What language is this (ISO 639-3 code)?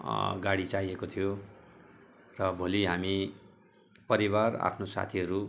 nep